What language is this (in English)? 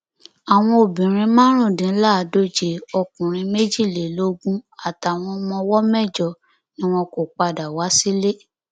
Yoruba